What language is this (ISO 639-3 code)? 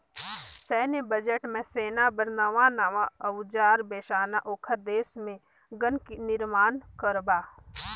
hne